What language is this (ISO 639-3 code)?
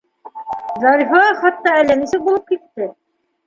bak